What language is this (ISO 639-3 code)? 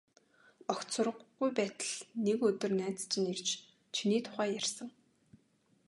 mon